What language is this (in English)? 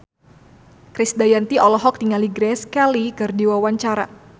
Sundanese